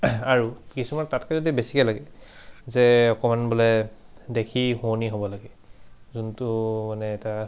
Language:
Assamese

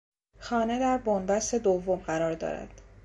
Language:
Persian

